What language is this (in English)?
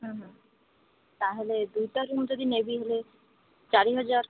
Odia